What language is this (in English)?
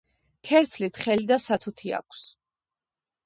Georgian